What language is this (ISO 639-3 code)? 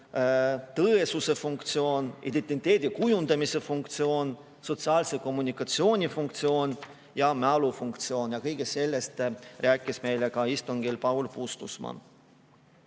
est